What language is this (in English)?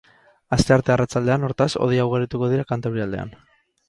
Basque